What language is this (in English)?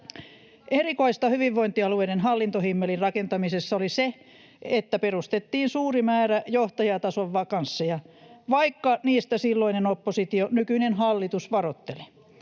Finnish